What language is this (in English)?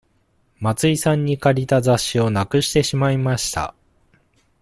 Japanese